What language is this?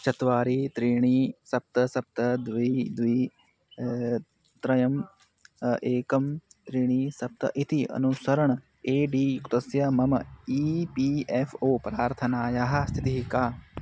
Sanskrit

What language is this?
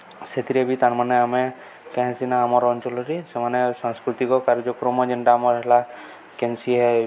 Odia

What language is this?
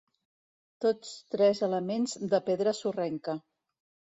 Catalan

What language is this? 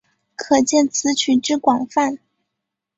Chinese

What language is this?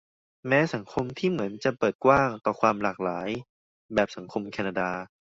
Thai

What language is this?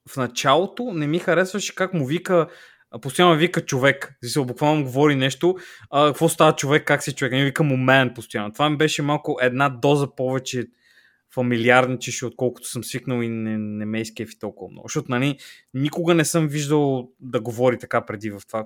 Bulgarian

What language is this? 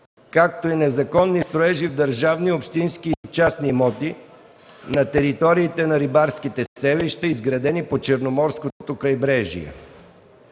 Bulgarian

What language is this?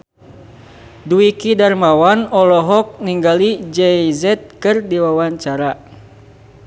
Sundanese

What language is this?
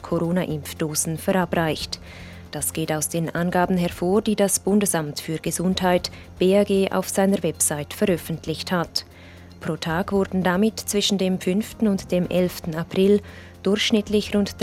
German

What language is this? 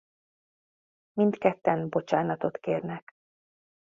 Hungarian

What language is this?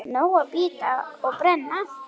Icelandic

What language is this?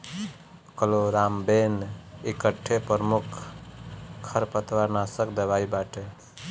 Bhojpuri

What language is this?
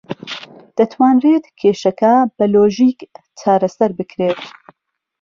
Central Kurdish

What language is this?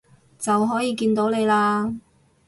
Cantonese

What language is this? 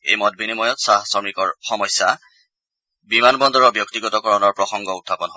Assamese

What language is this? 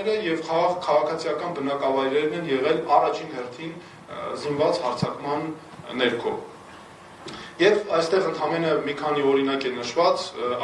Romanian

